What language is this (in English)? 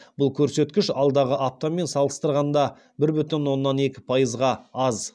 Kazakh